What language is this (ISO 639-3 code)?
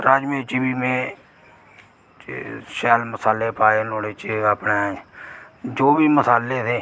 doi